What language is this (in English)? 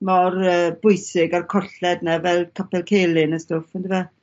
Welsh